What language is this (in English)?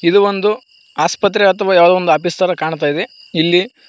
Kannada